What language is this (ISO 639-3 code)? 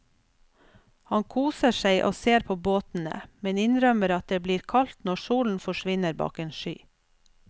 nor